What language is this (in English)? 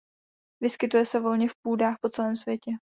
Czech